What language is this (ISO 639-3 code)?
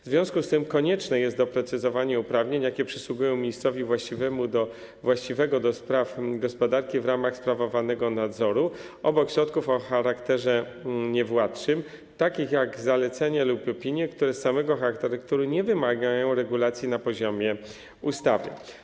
pol